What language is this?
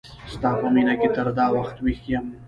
Pashto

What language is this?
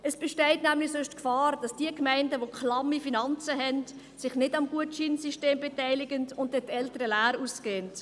Swiss German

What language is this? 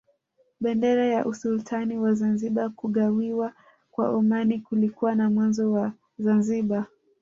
Swahili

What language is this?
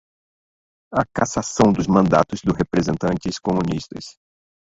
Portuguese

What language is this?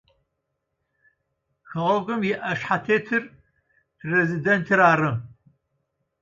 Adyghe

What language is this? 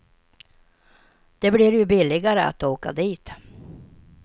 Swedish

